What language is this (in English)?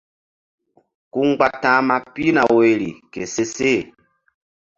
Mbum